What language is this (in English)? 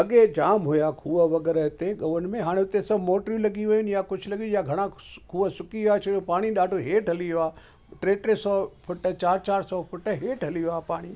Sindhi